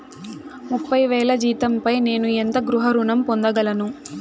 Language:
Telugu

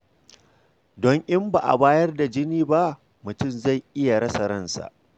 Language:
Hausa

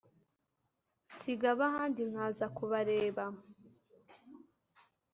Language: Kinyarwanda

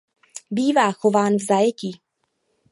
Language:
Czech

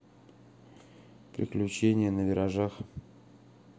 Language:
Russian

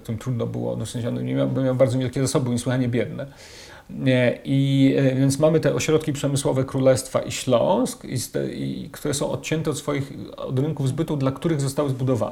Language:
Polish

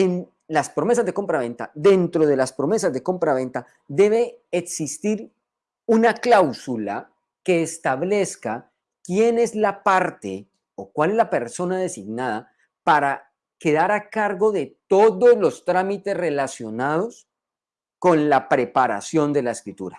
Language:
Spanish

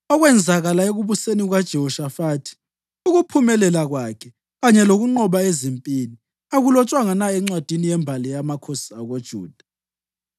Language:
North Ndebele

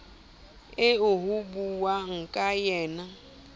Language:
Southern Sotho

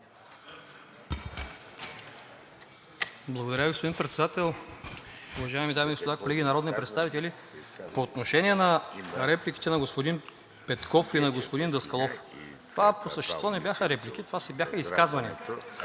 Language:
Bulgarian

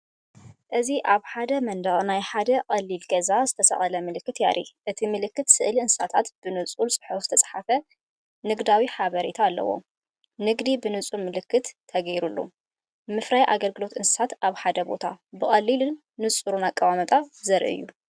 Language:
Tigrinya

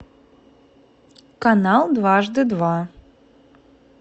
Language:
Russian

